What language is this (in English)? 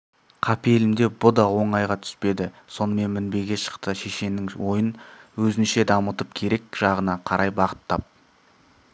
Kazakh